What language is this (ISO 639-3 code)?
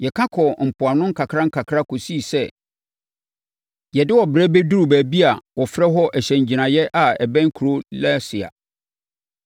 aka